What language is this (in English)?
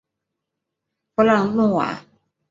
Chinese